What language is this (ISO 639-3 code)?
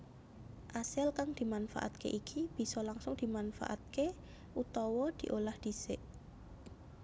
jav